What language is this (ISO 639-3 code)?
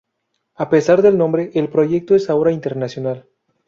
spa